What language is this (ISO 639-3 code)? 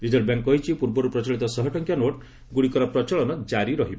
ori